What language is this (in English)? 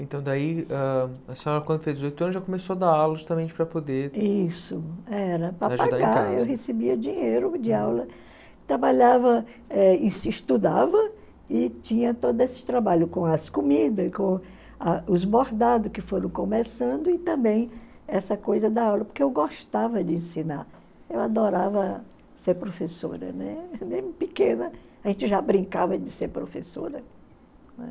Portuguese